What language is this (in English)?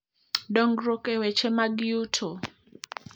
Luo (Kenya and Tanzania)